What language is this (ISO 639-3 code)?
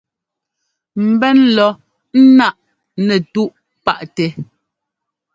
jgo